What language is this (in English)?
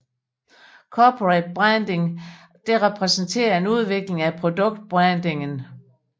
Danish